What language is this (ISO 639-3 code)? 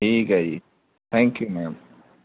pan